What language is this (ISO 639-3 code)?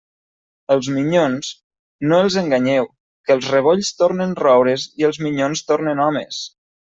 cat